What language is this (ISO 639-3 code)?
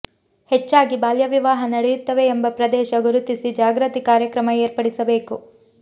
kan